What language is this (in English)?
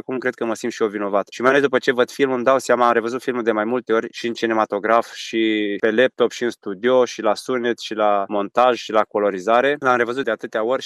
Romanian